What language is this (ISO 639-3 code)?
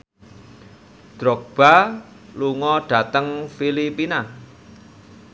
jav